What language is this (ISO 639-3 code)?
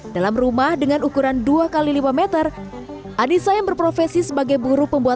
ind